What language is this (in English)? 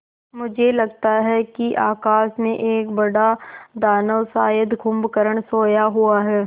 Hindi